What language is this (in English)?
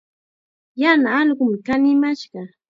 Chiquián Ancash Quechua